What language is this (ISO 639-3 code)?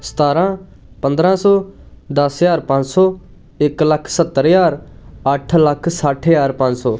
pan